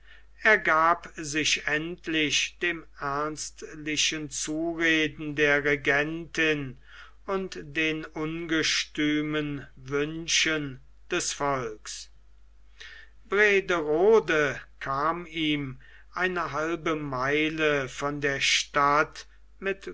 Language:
German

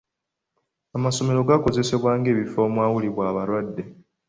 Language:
Ganda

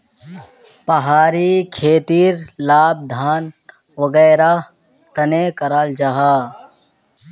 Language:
Magahi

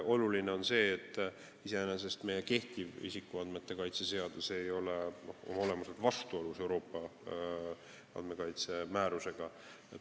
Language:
Estonian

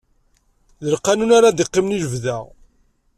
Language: Kabyle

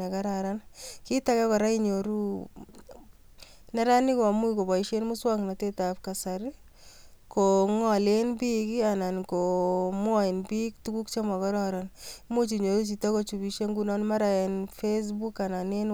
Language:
Kalenjin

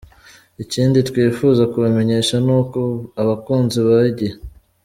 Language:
Kinyarwanda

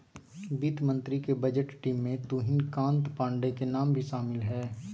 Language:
Magahi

